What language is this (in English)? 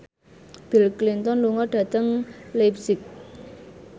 Javanese